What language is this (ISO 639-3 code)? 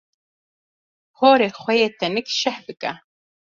kur